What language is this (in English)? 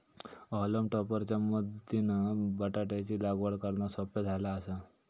Marathi